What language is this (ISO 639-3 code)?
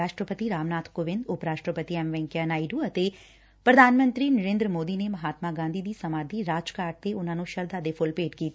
pan